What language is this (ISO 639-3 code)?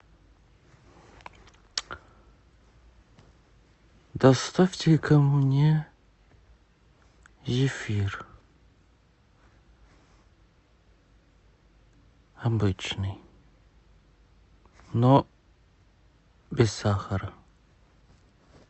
rus